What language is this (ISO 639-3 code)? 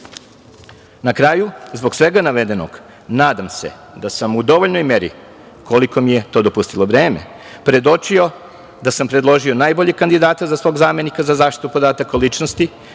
srp